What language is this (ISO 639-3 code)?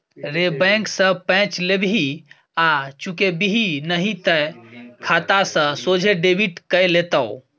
mai